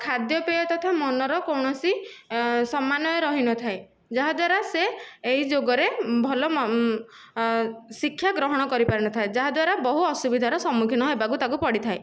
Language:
Odia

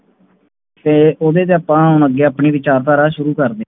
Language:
Punjabi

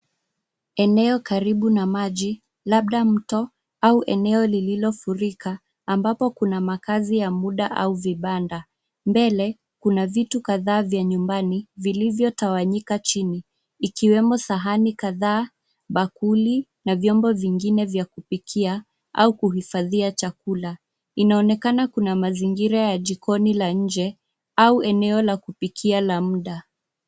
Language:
Swahili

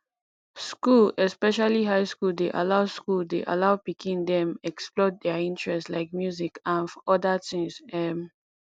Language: Nigerian Pidgin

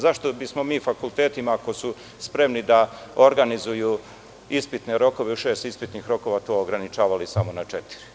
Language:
Serbian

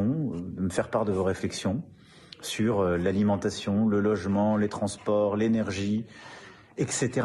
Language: French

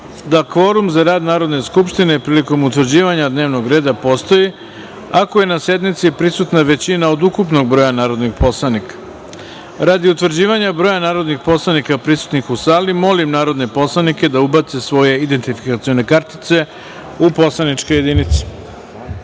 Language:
Serbian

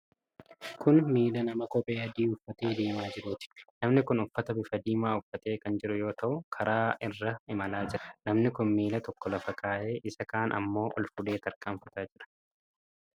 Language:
Oromo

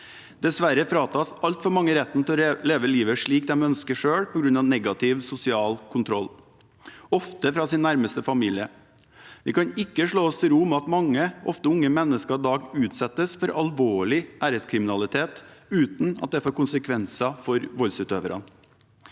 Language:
Norwegian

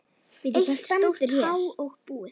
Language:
Icelandic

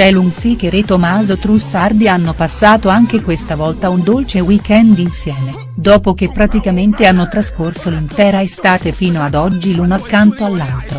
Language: Italian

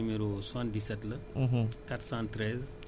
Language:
Wolof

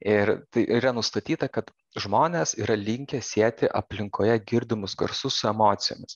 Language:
Lithuanian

